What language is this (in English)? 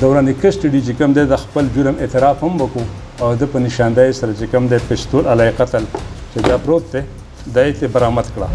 Arabic